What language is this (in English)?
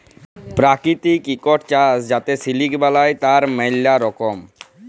Bangla